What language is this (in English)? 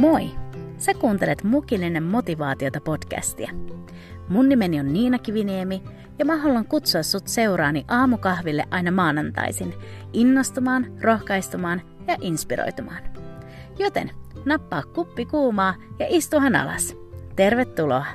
Finnish